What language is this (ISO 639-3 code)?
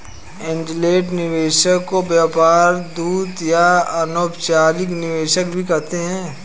hin